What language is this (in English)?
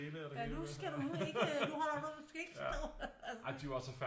Danish